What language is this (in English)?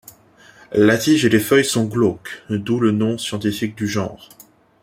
French